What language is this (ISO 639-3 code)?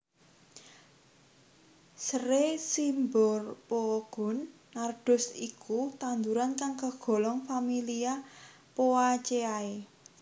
jav